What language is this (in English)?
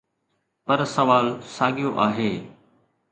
Sindhi